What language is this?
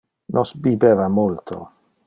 Interlingua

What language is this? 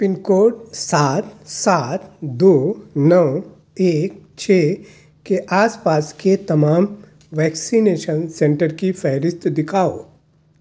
Urdu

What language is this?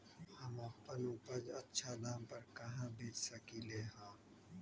Magahi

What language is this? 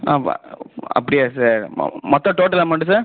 Tamil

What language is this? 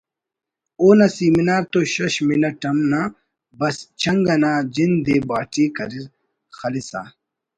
Brahui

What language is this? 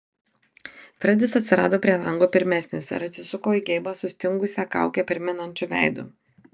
Lithuanian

